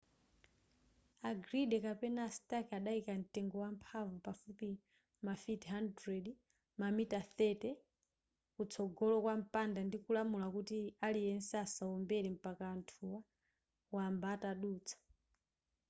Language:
Nyanja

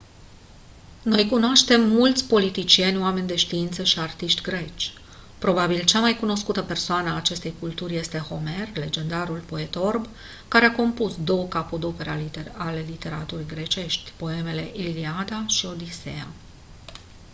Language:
Romanian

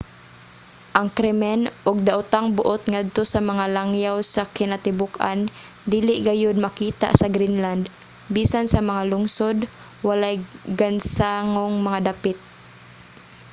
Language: Cebuano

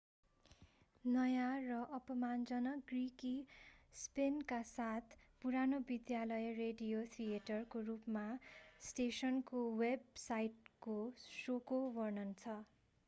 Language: Nepali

